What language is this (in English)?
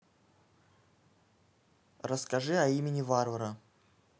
Russian